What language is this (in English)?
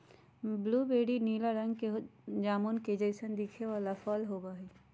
Magahi